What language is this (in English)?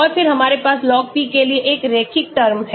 Hindi